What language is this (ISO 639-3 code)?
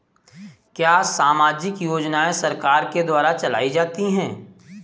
hin